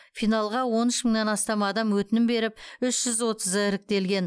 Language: Kazakh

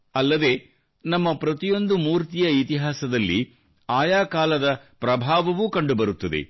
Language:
Kannada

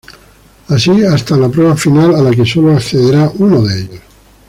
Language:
Spanish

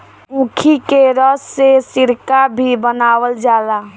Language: Bhojpuri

